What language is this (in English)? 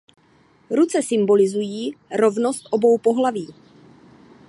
Czech